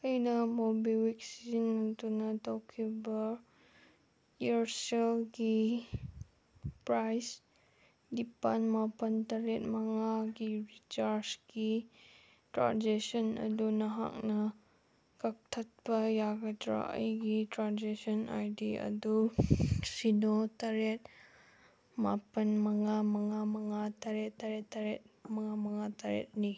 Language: Manipuri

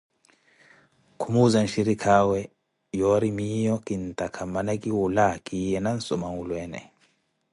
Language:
Koti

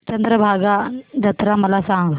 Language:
Marathi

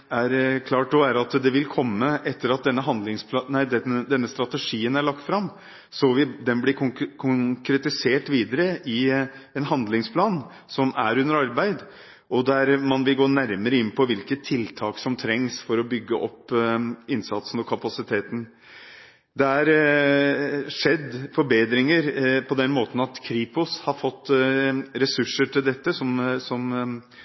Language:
Norwegian Bokmål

